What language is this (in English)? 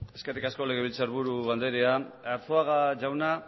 Basque